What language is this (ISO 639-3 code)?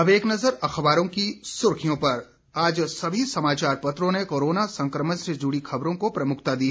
hin